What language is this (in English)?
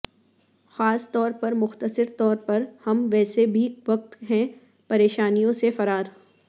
Urdu